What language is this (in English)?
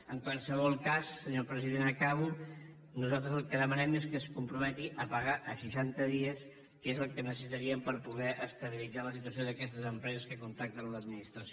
Catalan